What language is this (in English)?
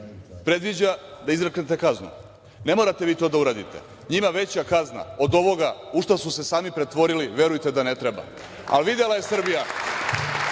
Serbian